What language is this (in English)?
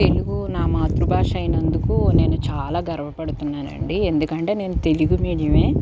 Telugu